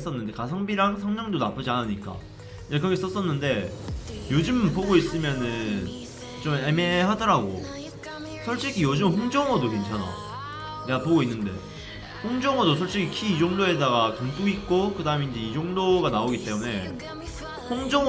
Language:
Korean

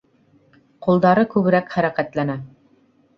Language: Bashkir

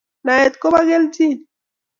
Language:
Kalenjin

